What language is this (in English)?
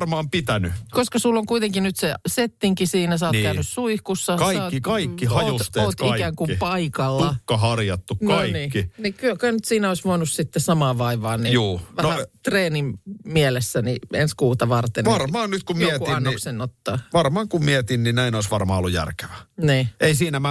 Finnish